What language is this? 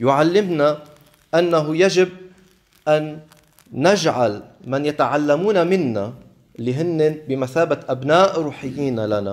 Arabic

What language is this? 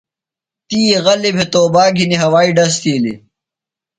Phalura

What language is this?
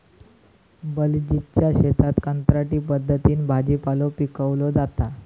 Marathi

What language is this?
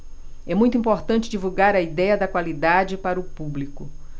Portuguese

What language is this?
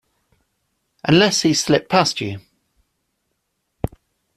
English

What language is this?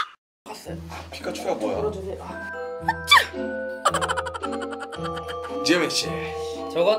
Korean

